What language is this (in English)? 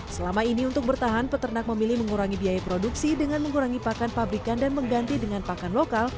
Indonesian